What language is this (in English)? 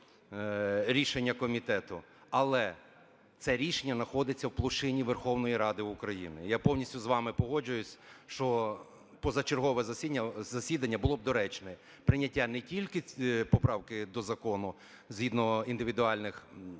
Ukrainian